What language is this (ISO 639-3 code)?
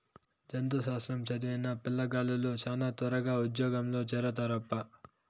tel